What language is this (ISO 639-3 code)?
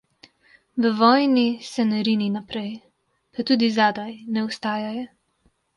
slv